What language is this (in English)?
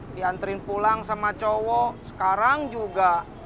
Indonesian